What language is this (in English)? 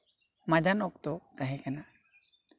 Santali